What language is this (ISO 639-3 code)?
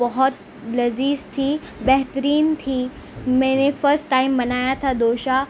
urd